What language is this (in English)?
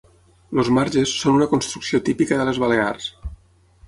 Catalan